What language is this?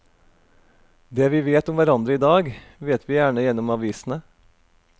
Norwegian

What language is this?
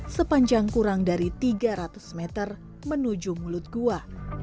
Indonesian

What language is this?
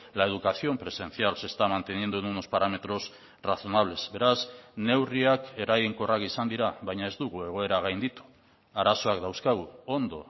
Basque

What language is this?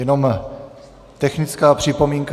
Czech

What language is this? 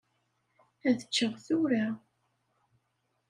Kabyle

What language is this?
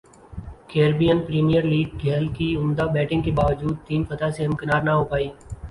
Urdu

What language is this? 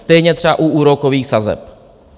Czech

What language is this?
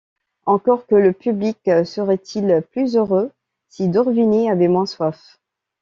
French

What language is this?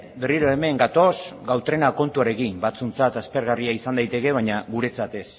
Basque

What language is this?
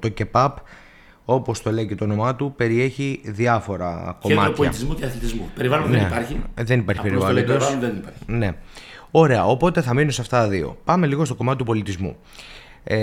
Greek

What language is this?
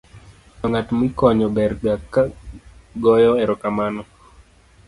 Luo (Kenya and Tanzania)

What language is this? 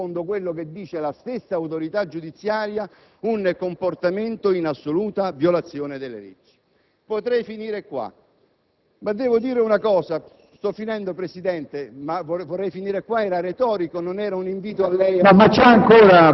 Italian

